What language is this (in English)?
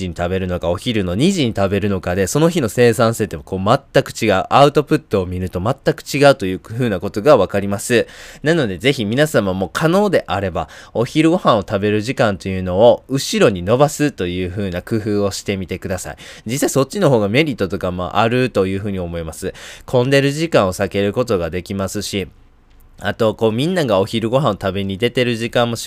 Japanese